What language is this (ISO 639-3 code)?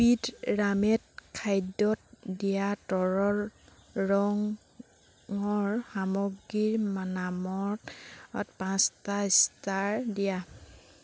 asm